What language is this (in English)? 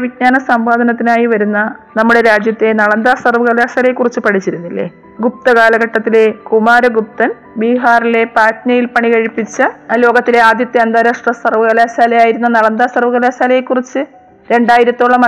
Malayalam